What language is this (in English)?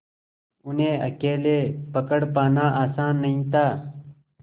Hindi